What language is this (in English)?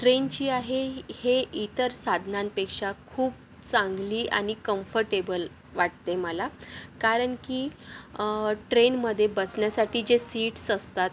Marathi